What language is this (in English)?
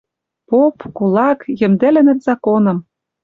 Western Mari